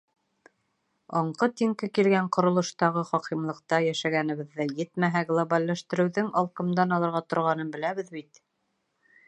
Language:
Bashkir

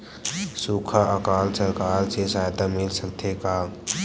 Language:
Chhattisgarhi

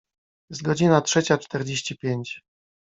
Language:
Polish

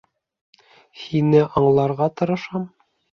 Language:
Bashkir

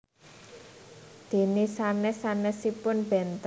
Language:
Javanese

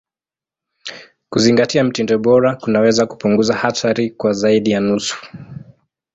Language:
Swahili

